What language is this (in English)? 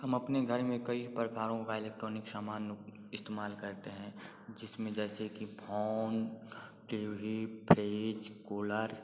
Hindi